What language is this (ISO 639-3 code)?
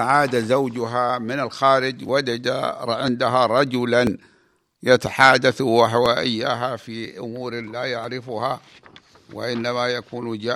ara